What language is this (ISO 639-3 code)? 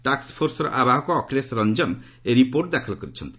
ori